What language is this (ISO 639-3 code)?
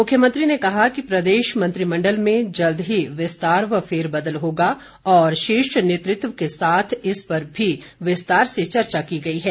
hin